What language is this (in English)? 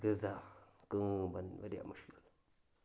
Kashmiri